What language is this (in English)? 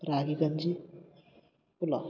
Kannada